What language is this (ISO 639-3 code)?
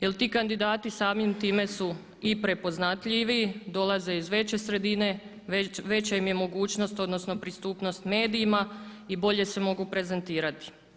hrv